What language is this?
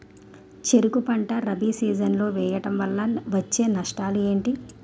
Telugu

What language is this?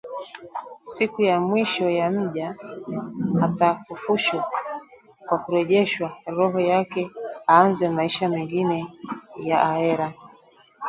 Swahili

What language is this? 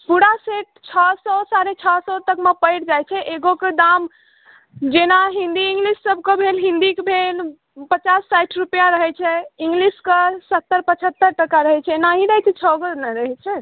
Maithili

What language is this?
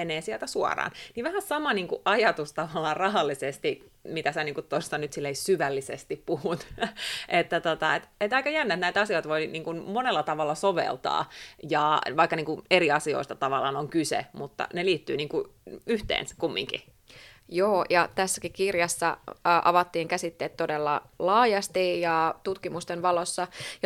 Finnish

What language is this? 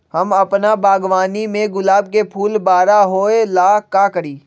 Magahi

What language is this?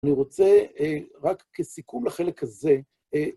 Hebrew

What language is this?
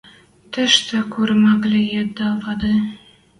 Western Mari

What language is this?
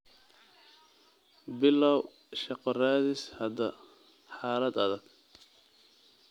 Somali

